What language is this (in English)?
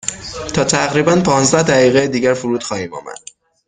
Persian